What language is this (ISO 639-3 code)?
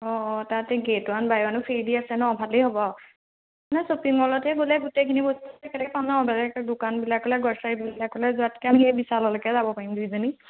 asm